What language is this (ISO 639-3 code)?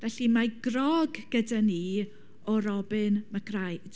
cym